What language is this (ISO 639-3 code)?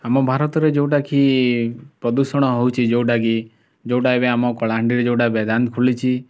ori